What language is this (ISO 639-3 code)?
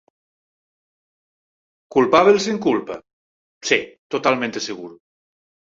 glg